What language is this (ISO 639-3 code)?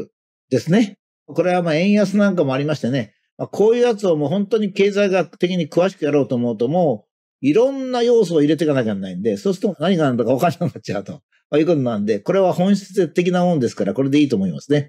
jpn